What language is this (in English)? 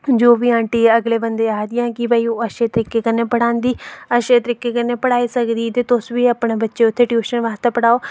Dogri